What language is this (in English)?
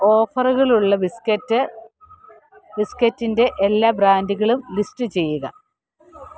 Malayalam